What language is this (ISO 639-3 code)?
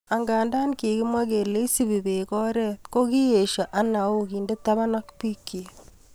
kln